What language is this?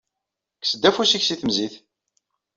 Kabyle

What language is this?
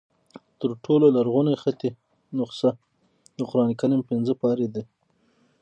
Pashto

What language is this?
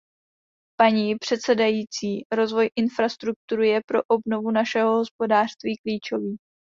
Czech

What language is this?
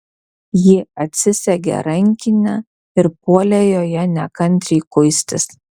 Lithuanian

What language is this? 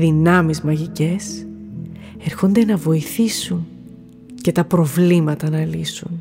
Greek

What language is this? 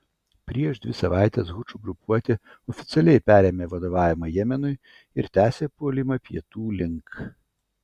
Lithuanian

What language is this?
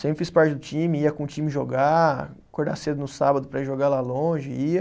Portuguese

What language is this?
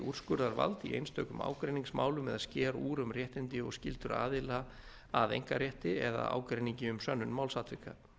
Icelandic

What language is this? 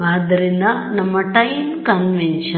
Kannada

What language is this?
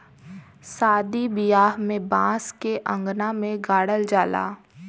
Bhojpuri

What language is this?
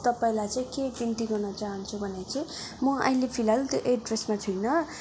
Nepali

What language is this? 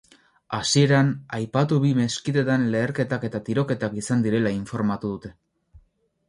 Basque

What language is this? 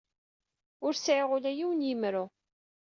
Kabyle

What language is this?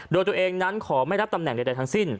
Thai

